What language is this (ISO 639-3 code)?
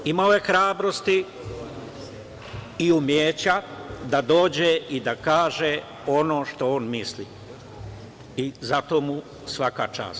srp